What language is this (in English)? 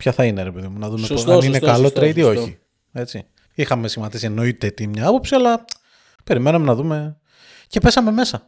Greek